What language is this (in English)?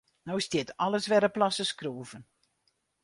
Western Frisian